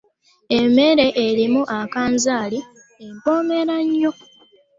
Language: Ganda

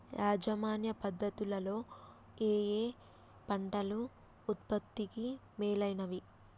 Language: Telugu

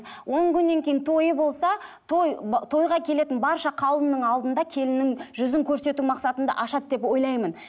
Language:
Kazakh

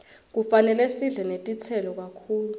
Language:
Swati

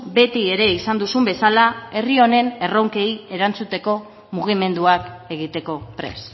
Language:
Basque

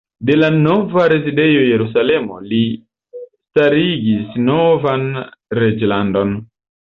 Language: Esperanto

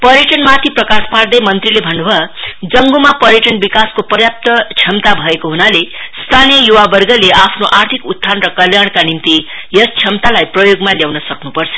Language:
Nepali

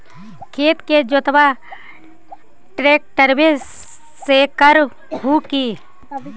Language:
Magahi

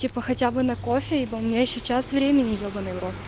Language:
Russian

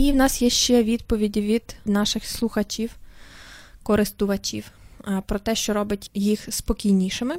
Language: Ukrainian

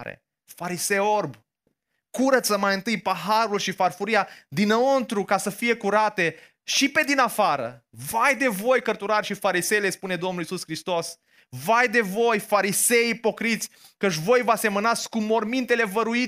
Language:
Romanian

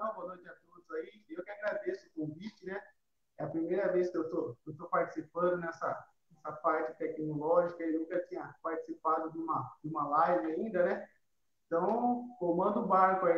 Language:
Portuguese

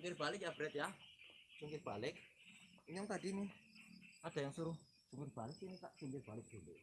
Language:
Indonesian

